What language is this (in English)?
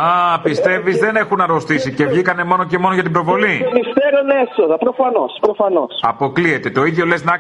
Greek